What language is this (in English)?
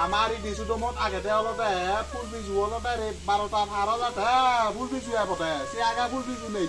Indonesian